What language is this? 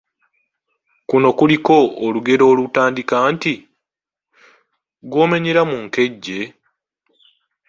Ganda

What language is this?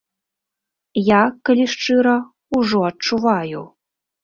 Belarusian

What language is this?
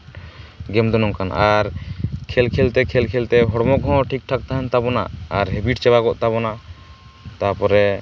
Santali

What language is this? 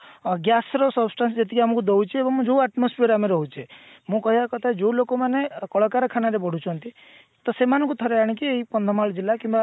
Odia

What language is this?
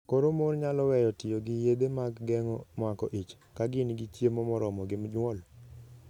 Luo (Kenya and Tanzania)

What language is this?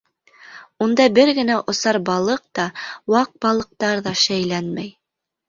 Bashkir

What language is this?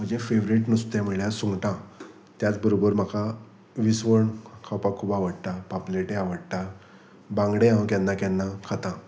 Konkani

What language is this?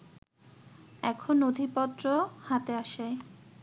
Bangla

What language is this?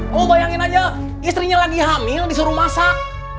Indonesian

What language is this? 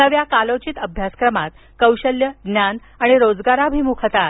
Marathi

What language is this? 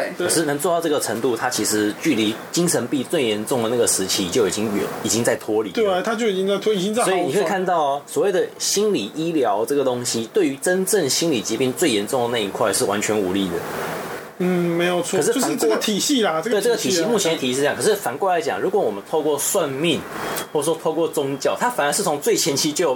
Chinese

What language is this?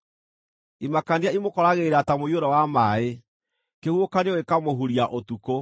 Kikuyu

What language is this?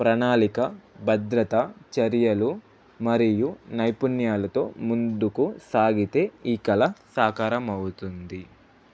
Telugu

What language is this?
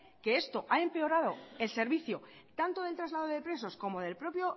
Spanish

